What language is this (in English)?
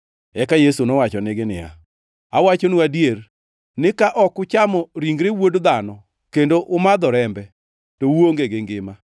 Luo (Kenya and Tanzania)